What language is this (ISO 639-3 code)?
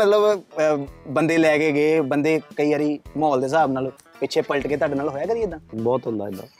pan